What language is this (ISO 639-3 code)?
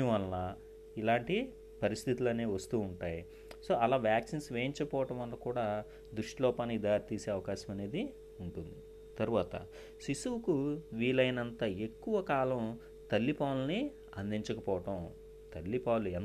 tel